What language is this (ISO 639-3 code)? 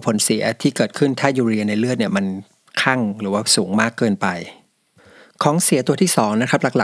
tha